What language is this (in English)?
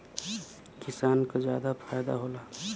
Bhojpuri